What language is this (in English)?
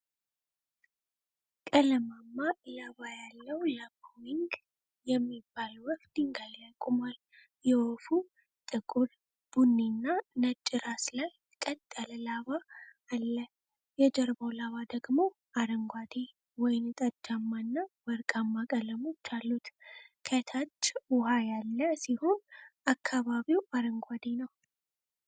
Amharic